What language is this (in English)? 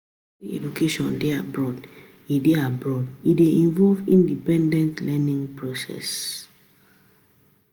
Nigerian Pidgin